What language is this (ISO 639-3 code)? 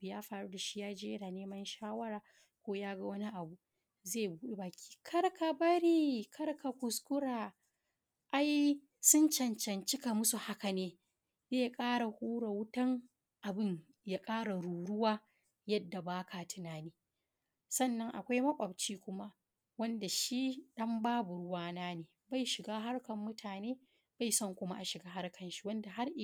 hau